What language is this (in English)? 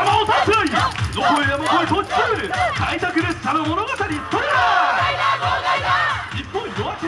Japanese